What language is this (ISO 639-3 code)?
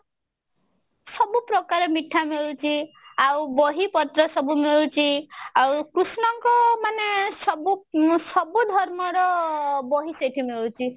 ori